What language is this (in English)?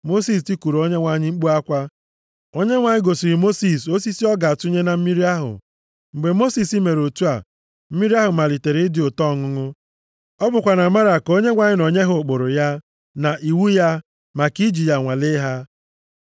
Igbo